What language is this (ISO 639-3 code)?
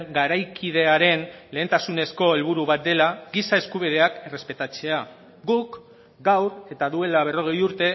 eus